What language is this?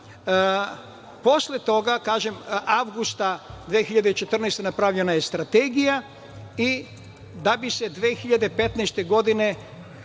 Serbian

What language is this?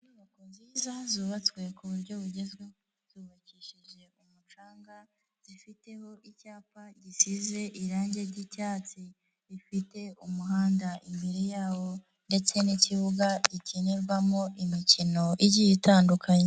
Kinyarwanda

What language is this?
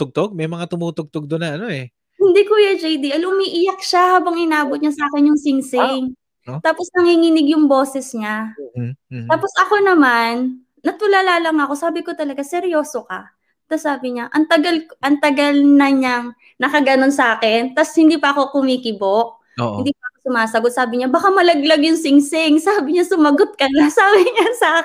Filipino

